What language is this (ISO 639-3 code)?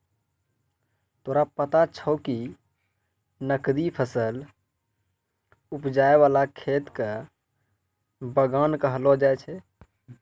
mai